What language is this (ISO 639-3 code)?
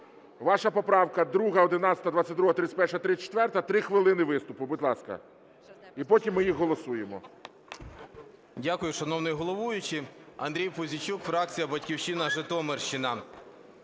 ukr